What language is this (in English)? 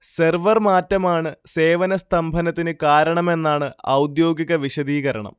Malayalam